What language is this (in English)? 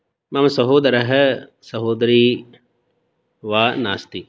Sanskrit